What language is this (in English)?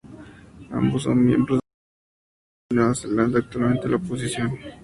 Spanish